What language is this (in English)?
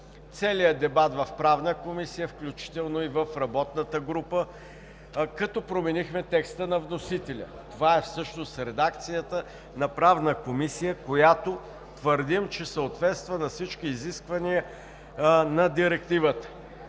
Bulgarian